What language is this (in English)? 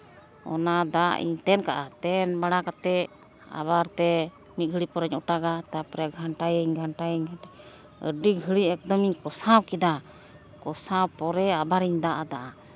Santali